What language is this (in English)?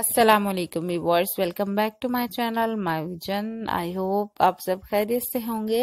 Hindi